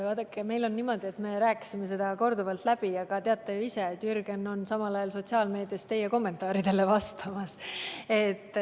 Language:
Estonian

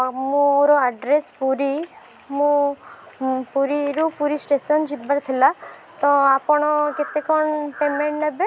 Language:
Odia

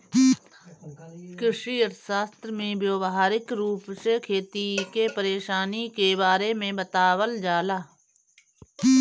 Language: Bhojpuri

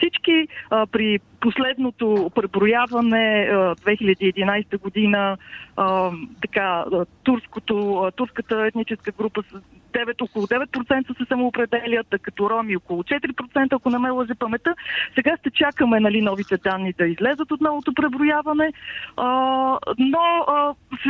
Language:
Bulgarian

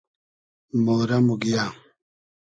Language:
Hazaragi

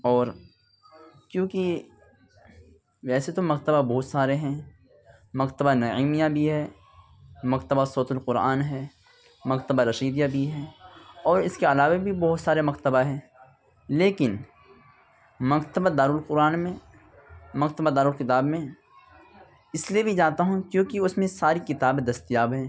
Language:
Urdu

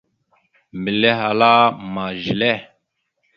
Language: Mada (Cameroon)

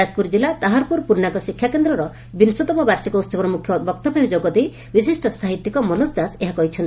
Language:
Odia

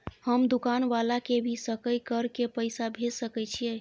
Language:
Maithili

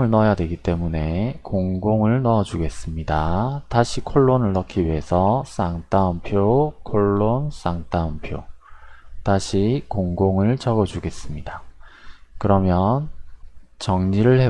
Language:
Korean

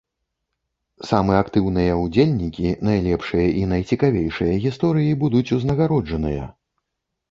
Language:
Belarusian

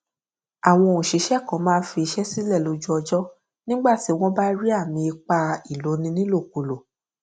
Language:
Yoruba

